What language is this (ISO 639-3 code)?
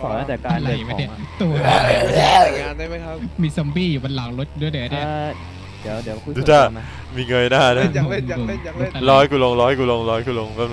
tha